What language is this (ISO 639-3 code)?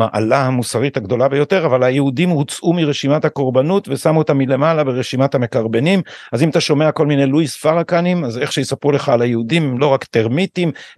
heb